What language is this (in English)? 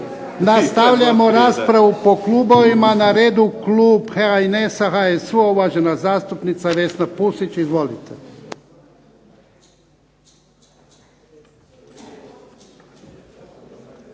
Croatian